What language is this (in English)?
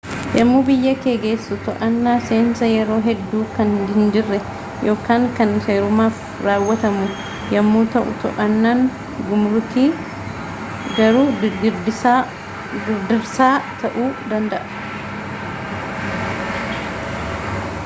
Oromo